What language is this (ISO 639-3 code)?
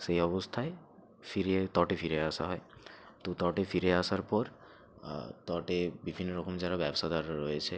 ben